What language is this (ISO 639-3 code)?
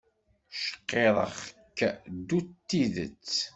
kab